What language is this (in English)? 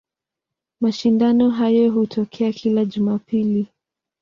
Swahili